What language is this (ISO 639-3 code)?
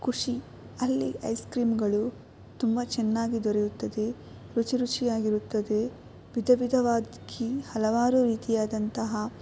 kan